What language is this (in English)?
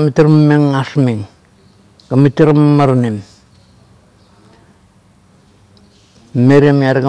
Kuot